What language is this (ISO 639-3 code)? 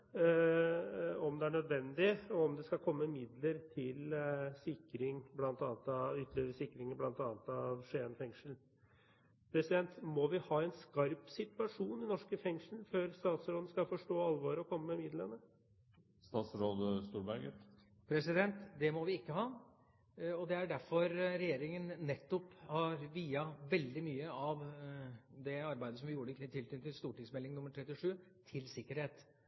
nob